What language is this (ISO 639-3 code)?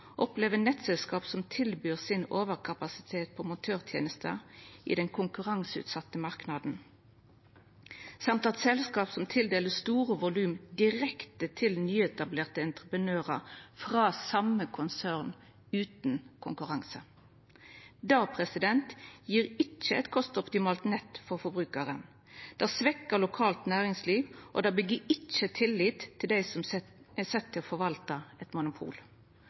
nno